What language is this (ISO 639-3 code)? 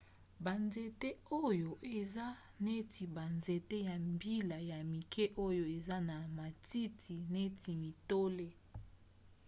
lin